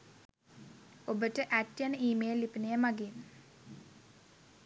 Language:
Sinhala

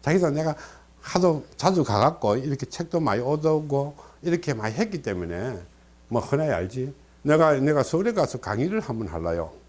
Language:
Korean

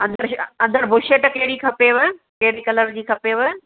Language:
Sindhi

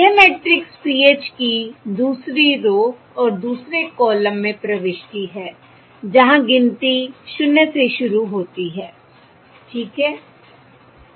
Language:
Hindi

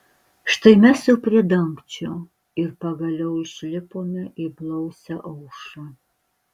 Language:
Lithuanian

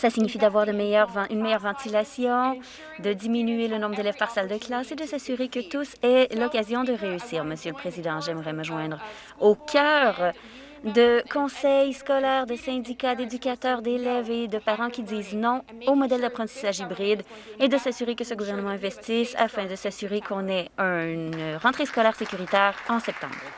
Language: French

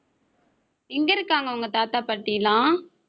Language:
Tamil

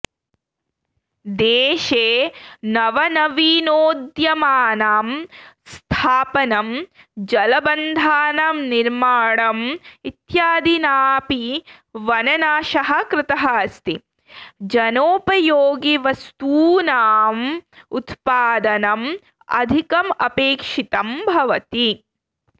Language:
Sanskrit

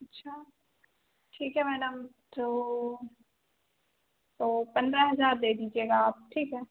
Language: Hindi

